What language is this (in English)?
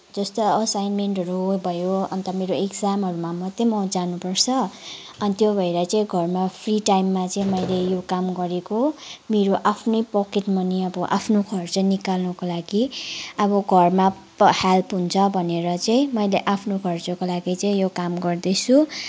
Nepali